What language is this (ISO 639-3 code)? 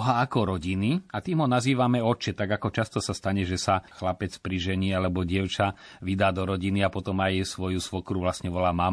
slk